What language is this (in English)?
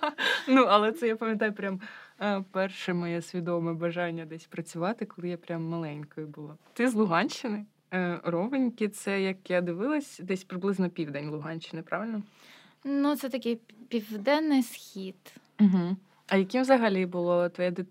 Ukrainian